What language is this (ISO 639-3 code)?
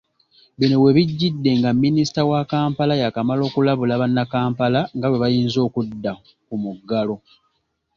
lug